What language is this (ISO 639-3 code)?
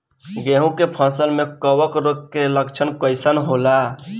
bho